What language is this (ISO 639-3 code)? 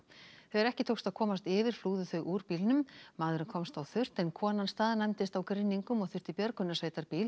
isl